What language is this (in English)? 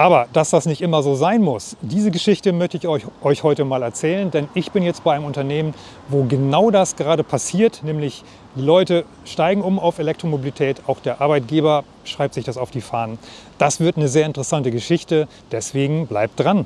German